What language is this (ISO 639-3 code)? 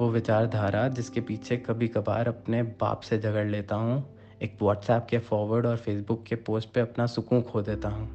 urd